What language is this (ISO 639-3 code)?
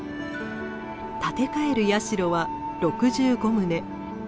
jpn